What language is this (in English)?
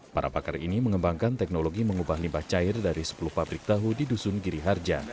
Indonesian